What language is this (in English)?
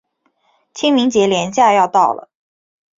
Chinese